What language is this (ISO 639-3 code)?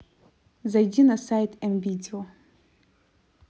rus